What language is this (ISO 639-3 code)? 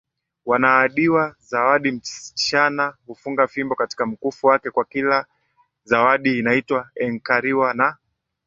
swa